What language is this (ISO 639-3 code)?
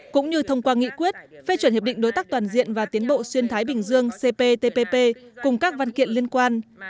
vie